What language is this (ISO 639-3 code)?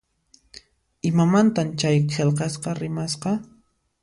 qxp